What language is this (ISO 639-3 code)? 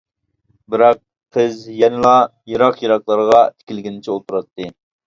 uig